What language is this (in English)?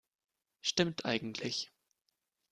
German